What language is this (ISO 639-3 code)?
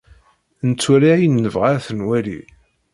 kab